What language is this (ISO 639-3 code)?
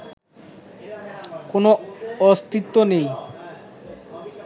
ben